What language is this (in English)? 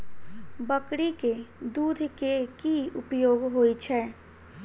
Maithili